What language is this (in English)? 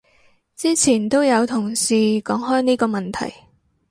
Cantonese